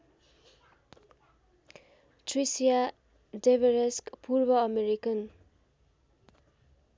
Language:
Nepali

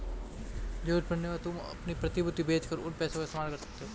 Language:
Hindi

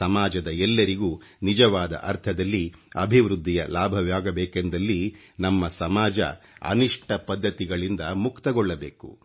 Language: Kannada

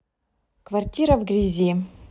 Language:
Russian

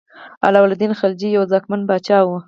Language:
Pashto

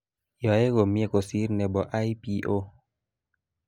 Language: Kalenjin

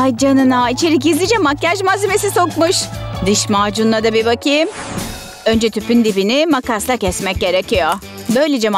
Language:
Turkish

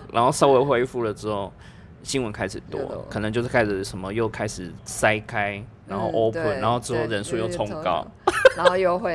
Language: Chinese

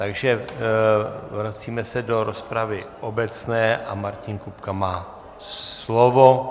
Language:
Czech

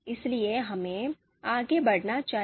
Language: Hindi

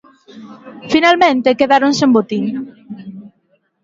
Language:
Galician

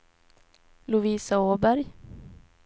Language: Swedish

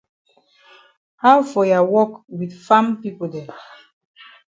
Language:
Cameroon Pidgin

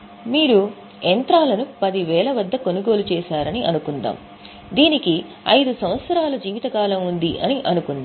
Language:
Telugu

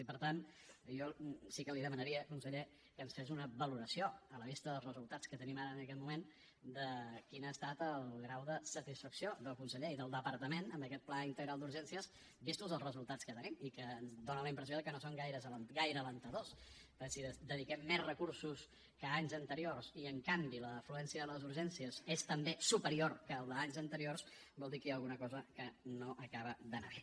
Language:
Catalan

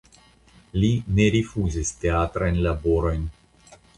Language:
Esperanto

